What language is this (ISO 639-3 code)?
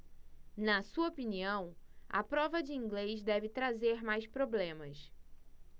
por